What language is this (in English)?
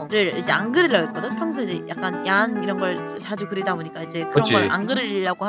Korean